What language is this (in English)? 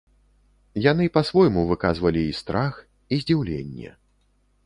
Belarusian